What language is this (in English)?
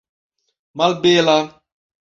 Esperanto